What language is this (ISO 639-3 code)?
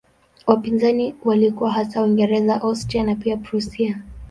swa